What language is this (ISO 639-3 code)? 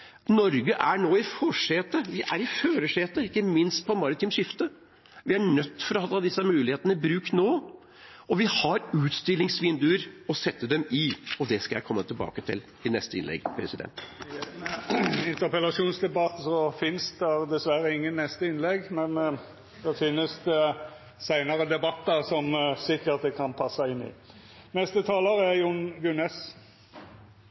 nor